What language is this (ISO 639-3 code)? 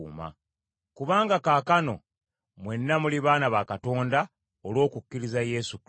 lug